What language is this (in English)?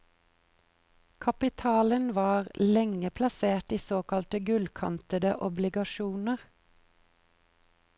Norwegian